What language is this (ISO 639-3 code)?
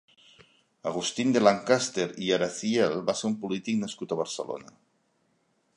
cat